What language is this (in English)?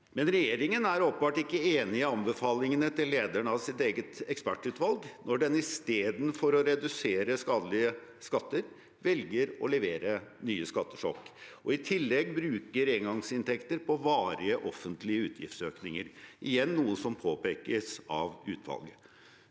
Norwegian